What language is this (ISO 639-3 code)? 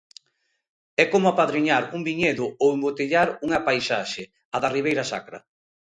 glg